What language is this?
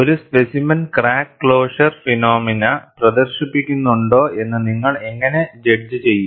Malayalam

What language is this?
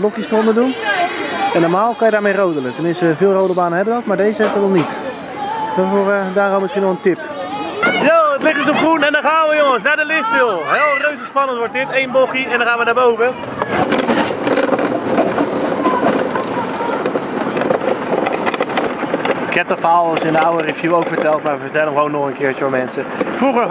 Dutch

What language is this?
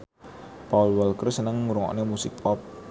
Javanese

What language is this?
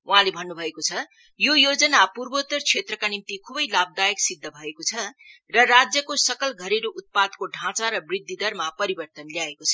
Nepali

